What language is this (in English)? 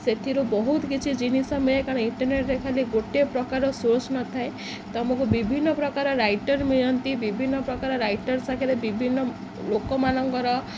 Odia